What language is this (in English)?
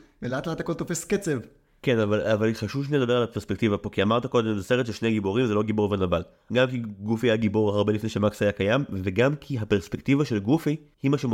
Hebrew